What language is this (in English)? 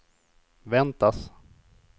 Swedish